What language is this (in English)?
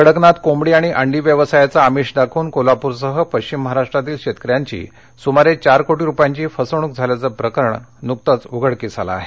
Marathi